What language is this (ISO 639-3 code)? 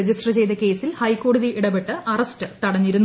mal